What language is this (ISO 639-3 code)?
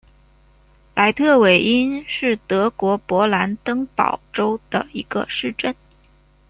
zho